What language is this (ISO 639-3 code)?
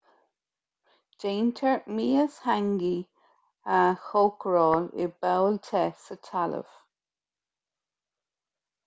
gle